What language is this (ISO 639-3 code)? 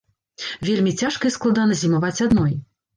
bel